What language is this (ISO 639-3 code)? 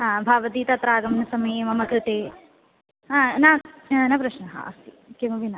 san